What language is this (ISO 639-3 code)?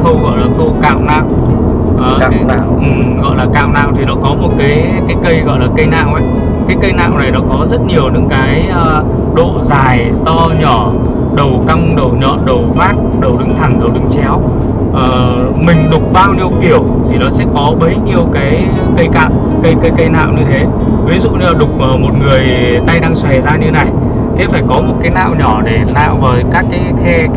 vie